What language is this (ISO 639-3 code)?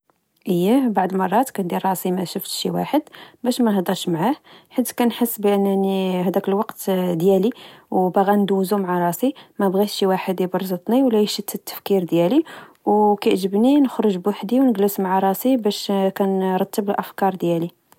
ary